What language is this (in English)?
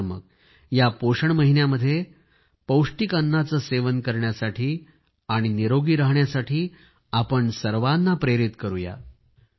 Marathi